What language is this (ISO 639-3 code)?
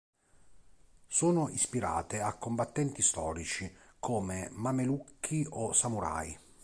ita